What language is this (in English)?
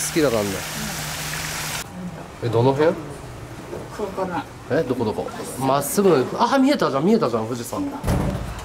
Japanese